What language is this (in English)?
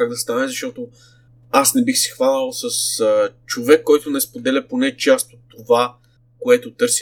Bulgarian